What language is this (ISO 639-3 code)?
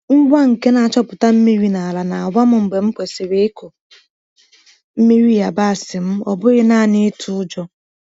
ibo